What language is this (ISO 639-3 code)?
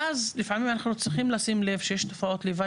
heb